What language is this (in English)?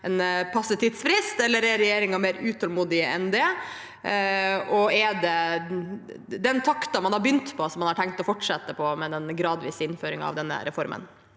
Norwegian